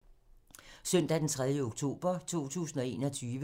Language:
Danish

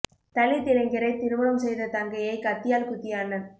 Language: Tamil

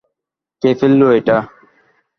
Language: Bangla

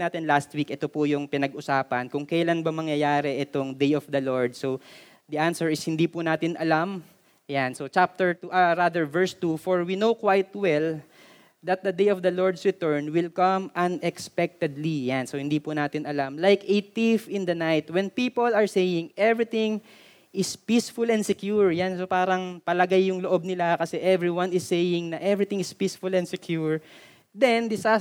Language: Filipino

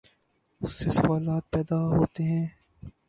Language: Urdu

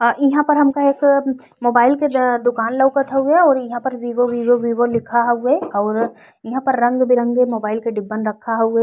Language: Bhojpuri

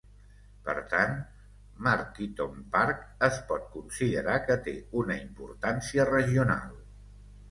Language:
Catalan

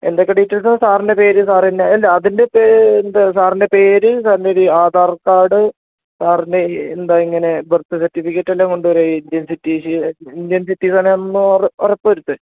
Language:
Malayalam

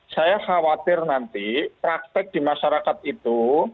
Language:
Indonesian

